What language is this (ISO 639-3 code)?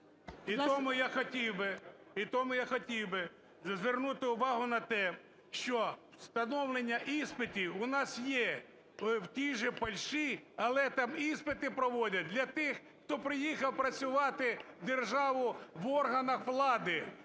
ukr